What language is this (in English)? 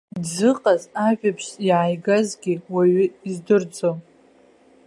Abkhazian